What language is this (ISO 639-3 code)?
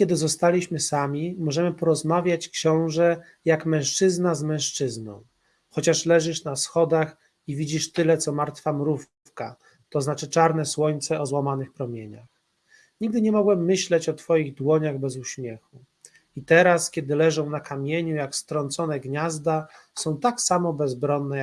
pol